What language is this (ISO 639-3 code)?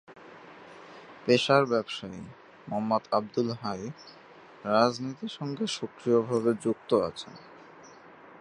ben